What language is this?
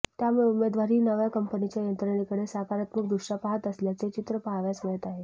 Marathi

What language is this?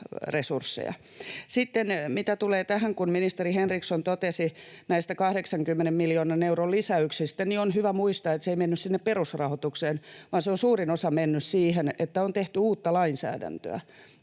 Finnish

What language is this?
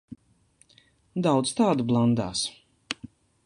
Latvian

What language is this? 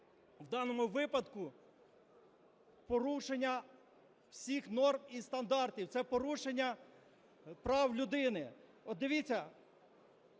Ukrainian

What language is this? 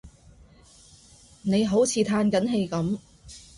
Cantonese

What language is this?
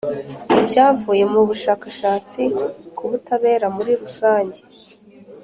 Kinyarwanda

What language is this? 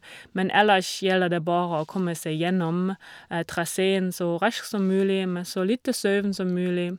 Norwegian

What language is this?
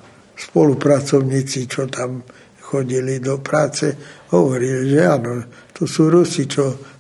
Slovak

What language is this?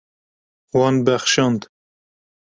Kurdish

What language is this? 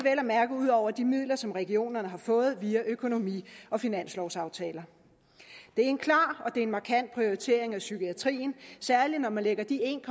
Danish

